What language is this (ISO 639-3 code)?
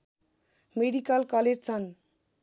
nep